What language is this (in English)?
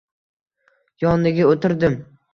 Uzbek